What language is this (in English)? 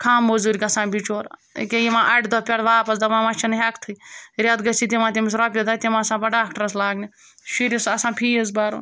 Kashmiri